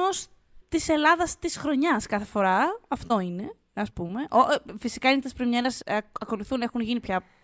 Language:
Greek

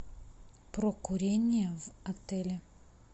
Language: Russian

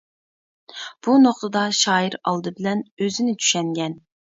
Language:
Uyghur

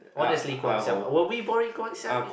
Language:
English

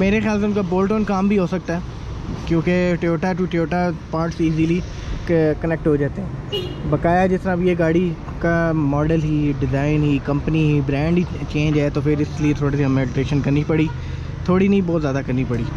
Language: Hindi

